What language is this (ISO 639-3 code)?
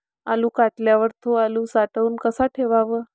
mar